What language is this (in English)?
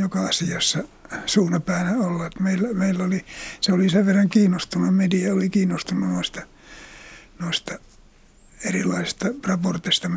Finnish